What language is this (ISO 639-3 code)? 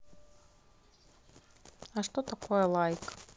rus